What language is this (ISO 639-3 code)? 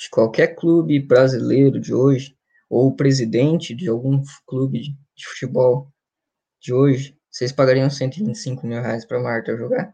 por